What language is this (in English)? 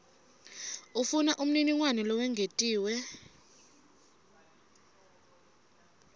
Swati